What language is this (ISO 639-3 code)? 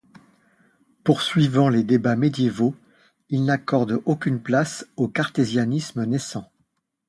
fra